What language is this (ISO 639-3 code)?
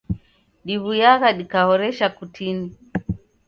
dav